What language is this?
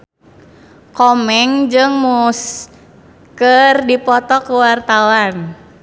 Sundanese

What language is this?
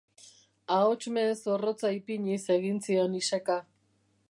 Basque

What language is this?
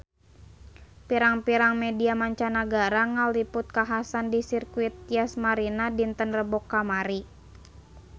Sundanese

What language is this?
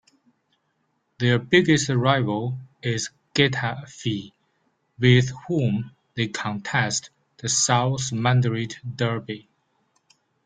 English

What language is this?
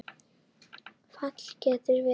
Icelandic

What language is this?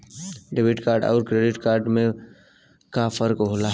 Bhojpuri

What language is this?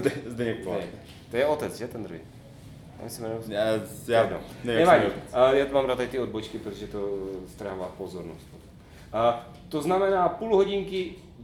Czech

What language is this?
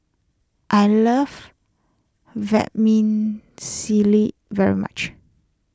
English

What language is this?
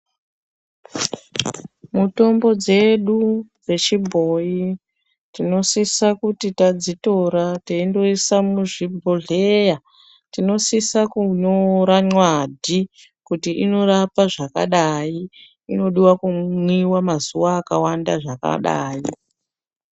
Ndau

